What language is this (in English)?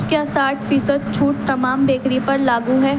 Urdu